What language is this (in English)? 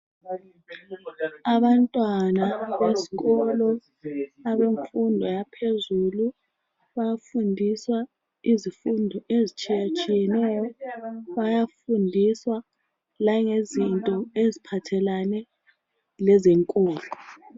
North Ndebele